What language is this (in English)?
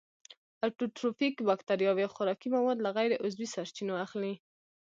Pashto